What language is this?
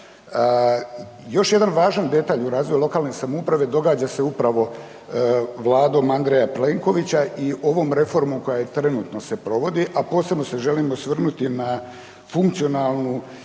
Croatian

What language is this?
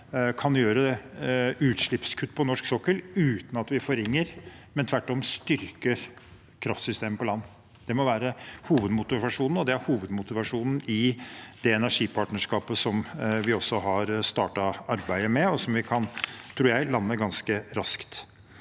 Norwegian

